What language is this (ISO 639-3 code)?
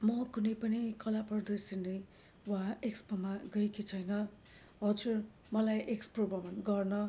nep